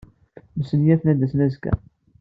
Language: Kabyle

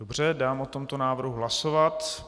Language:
Czech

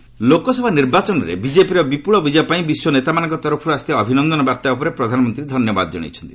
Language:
Odia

